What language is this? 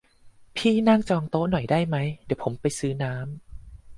Thai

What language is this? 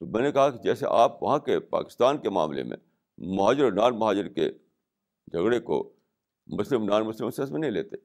Urdu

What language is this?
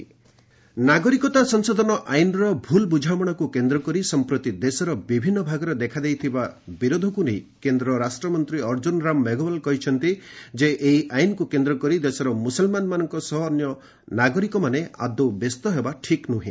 Odia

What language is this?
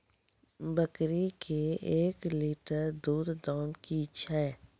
Maithili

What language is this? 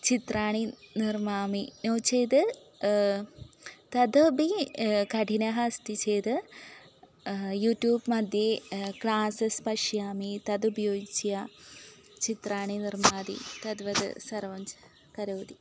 Sanskrit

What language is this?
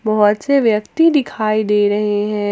Hindi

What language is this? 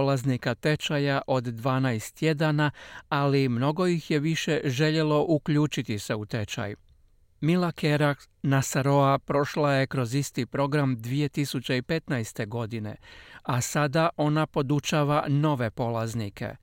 Croatian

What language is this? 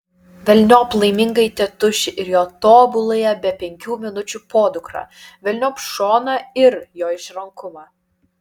Lithuanian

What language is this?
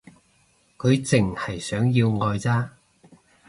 Cantonese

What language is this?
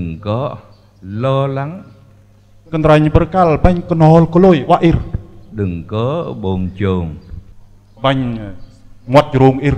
Vietnamese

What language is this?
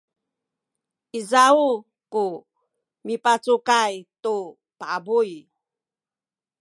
Sakizaya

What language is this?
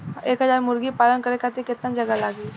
Bhojpuri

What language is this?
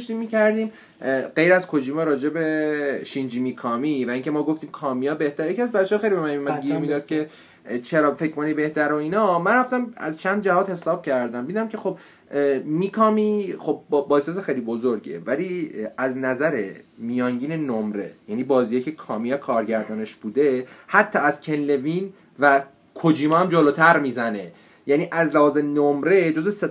Persian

